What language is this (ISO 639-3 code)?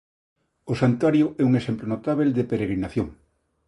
glg